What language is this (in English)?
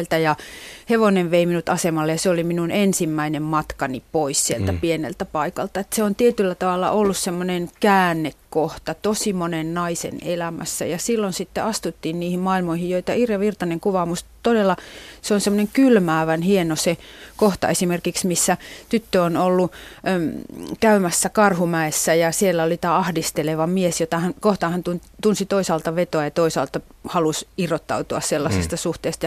Finnish